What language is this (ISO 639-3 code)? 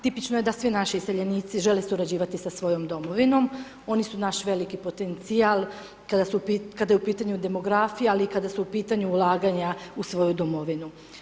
hrv